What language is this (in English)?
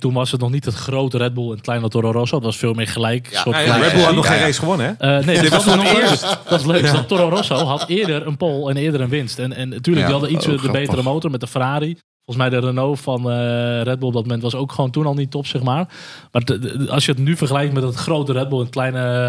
Dutch